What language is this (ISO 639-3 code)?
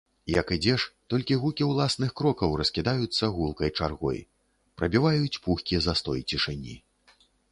bel